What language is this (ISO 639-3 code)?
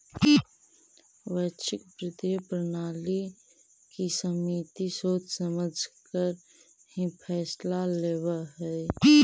mag